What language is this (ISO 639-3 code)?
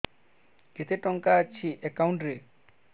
ori